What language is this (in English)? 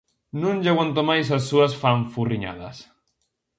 Galician